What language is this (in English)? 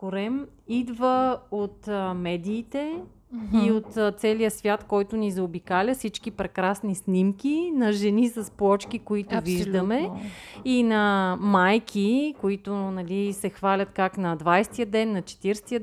Bulgarian